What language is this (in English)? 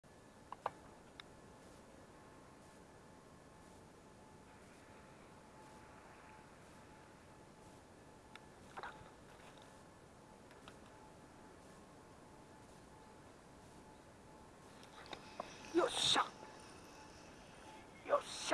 Japanese